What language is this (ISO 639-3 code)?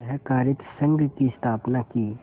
hin